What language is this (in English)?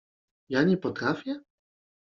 Polish